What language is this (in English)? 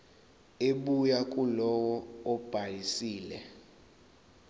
Zulu